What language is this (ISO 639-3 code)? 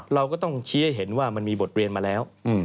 tha